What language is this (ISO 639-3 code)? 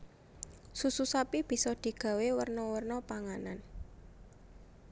jav